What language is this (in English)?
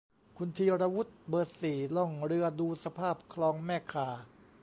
Thai